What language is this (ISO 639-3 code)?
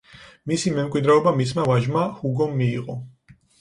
kat